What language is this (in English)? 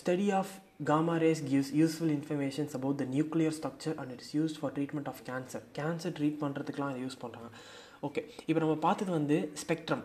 Tamil